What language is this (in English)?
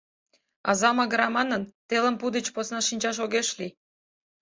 Mari